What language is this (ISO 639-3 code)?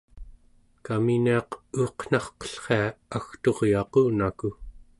esu